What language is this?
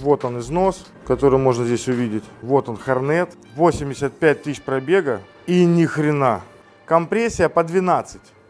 Russian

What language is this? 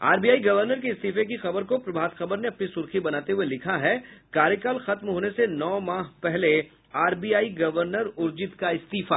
Hindi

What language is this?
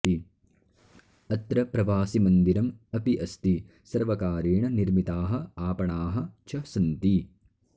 Sanskrit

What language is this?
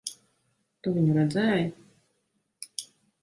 Latvian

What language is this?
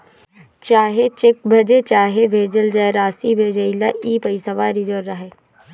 Bhojpuri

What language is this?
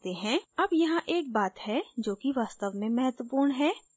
Hindi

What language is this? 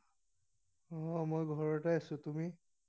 Assamese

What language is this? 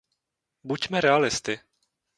Czech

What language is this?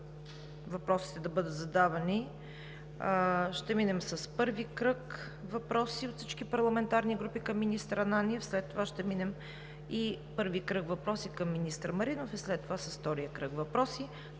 Bulgarian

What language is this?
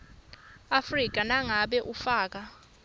Swati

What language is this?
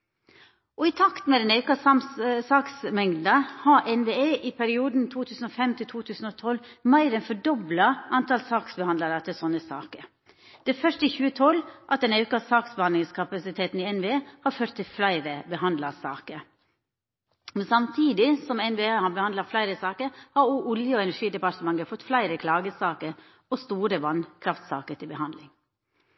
Norwegian Nynorsk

